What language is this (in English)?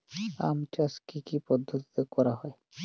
Bangla